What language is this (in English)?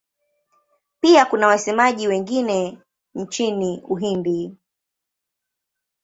Swahili